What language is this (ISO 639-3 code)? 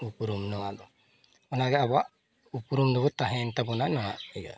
sat